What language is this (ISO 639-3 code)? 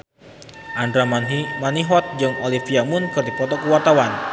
sun